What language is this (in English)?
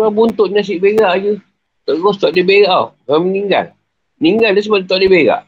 Malay